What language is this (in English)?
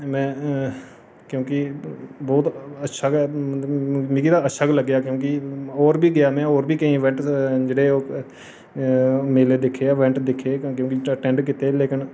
Dogri